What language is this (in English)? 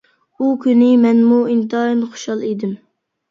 Uyghur